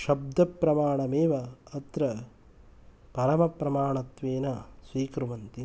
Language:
Sanskrit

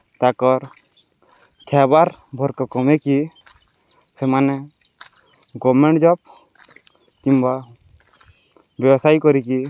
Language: Odia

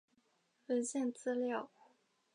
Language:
Chinese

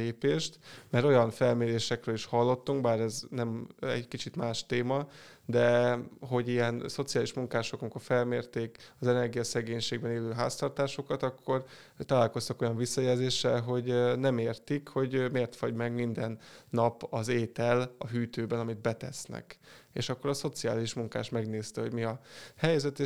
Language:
Hungarian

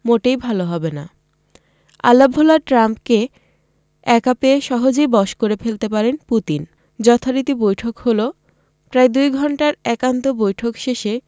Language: Bangla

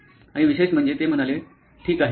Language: Marathi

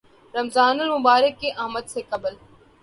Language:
Urdu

